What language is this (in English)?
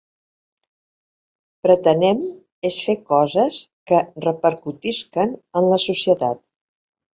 Catalan